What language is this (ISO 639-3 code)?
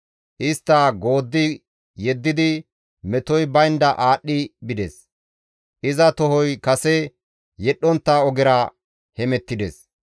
gmv